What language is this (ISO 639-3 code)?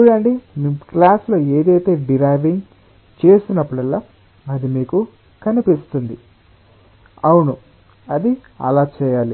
tel